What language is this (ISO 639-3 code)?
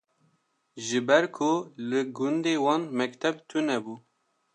kur